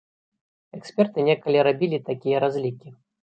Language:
Belarusian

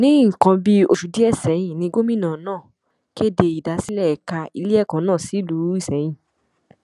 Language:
Yoruba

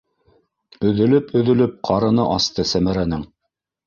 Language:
Bashkir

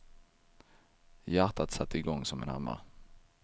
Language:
Swedish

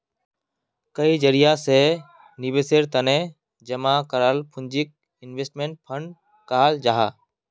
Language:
Magahi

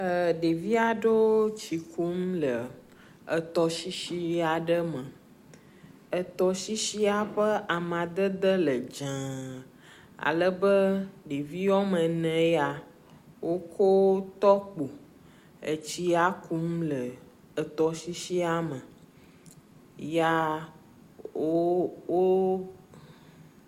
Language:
Ewe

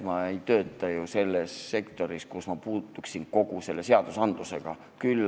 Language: Estonian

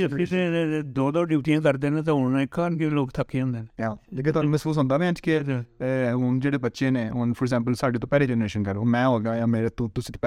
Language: Urdu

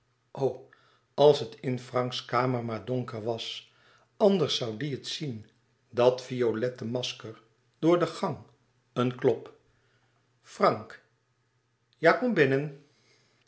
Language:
Dutch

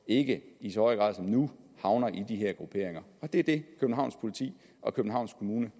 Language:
Danish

